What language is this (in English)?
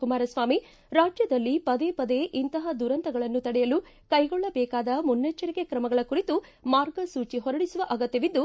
Kannada